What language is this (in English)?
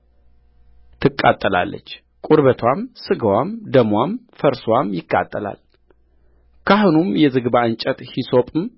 Amharic